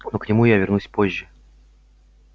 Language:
Russian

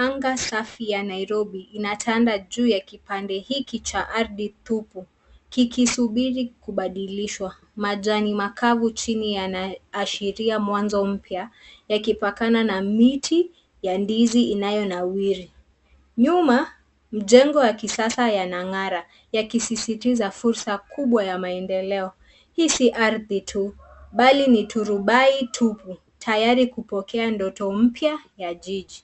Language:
Swahili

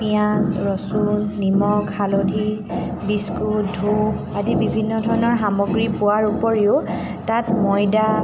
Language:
Assamese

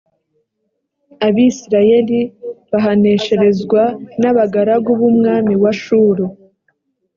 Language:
Kinyarwanda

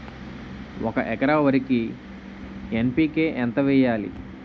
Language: Telugu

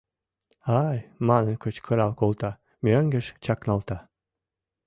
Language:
Mari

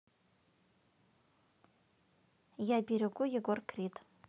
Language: Russian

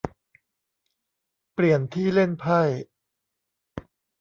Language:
Thai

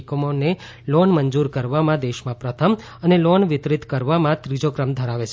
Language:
Gujarati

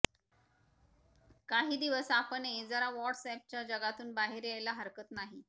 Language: Marathi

